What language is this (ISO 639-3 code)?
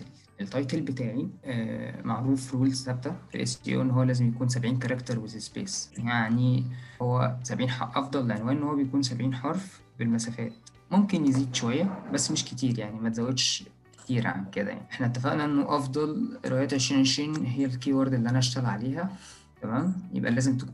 ara